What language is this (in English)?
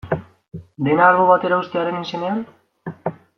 Basque